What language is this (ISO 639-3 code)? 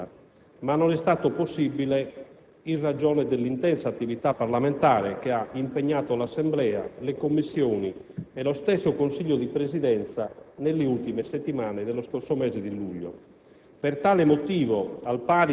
ita